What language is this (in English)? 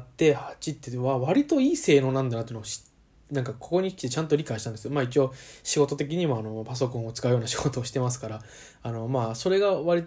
Japanese